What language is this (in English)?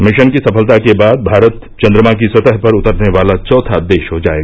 Hindi